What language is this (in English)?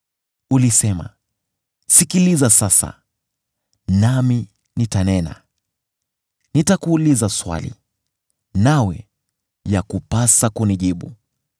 Swahili